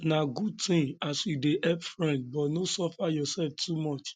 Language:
Nigerian Pidgin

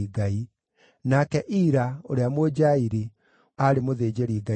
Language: Kikuyu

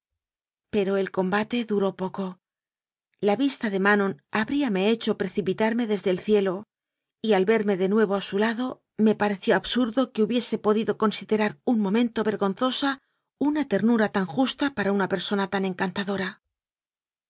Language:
Spanish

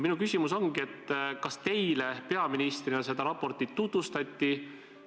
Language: Estonian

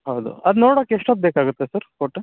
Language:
Kannada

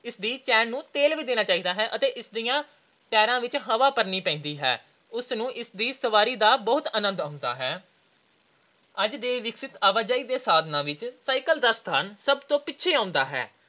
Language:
Punjabi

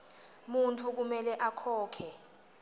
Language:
Swati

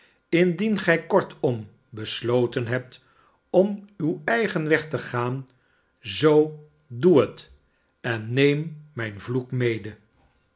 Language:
Dutch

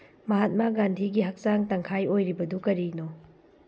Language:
Manipuri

